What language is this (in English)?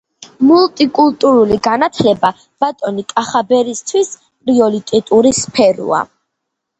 Georgian